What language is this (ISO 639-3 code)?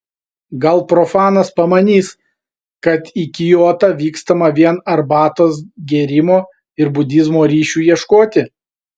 lit